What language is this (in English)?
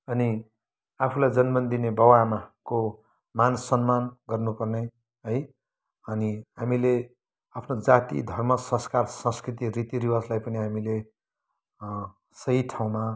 Nepali